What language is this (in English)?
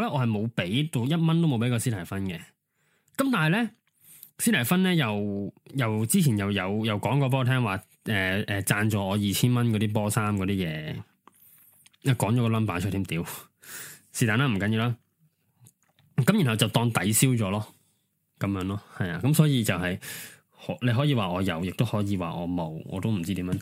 Chinese